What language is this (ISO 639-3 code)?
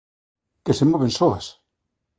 glg